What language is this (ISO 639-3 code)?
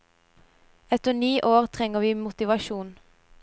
nor